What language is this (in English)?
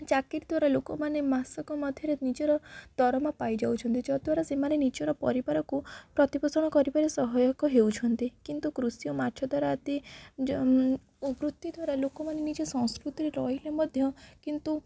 Odia